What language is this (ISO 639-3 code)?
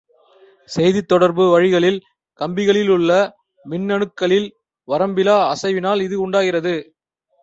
tam